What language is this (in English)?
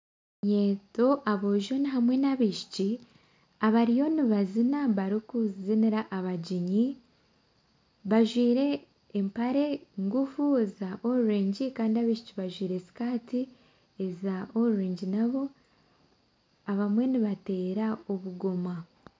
Nyankole